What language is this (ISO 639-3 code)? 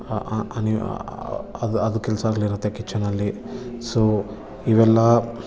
kan